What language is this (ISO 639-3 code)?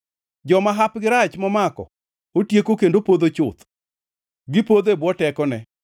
luo